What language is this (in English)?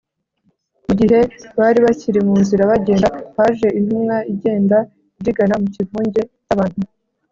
Kinyarwanda